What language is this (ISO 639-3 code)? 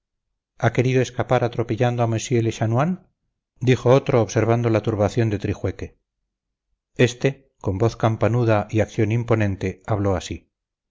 spa